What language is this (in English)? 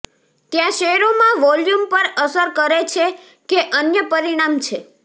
Gujarati